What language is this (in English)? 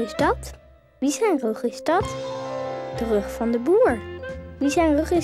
Dutch